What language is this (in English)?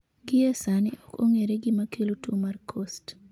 Luo (Kenya and Tanzania)